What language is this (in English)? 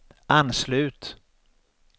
Swedish